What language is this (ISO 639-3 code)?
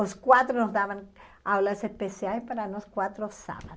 por